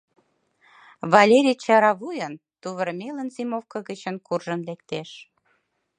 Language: Mari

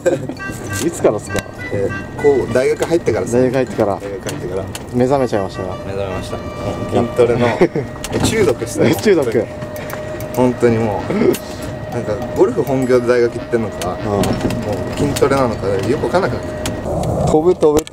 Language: Japanese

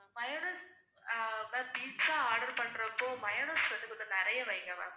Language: Tamil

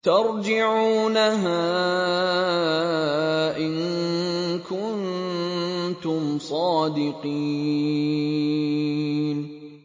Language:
Arabic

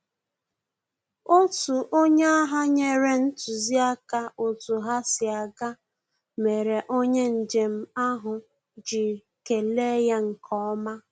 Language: Igbo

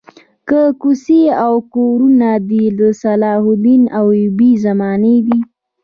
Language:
Pashto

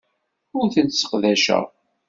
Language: Kabyle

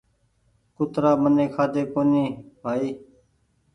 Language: Goaria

